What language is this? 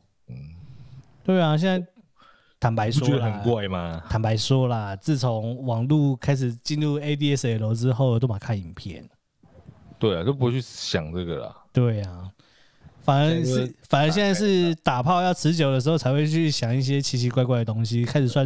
Chinese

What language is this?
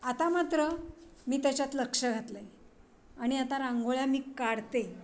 Marathi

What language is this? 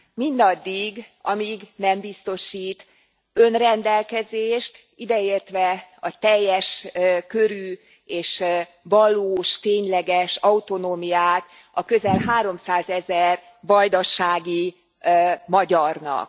Hungarian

